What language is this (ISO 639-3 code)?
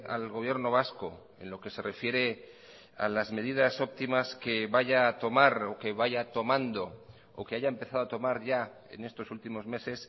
spa